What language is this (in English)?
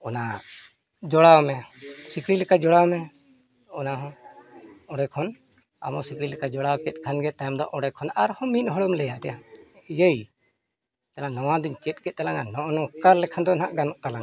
Santali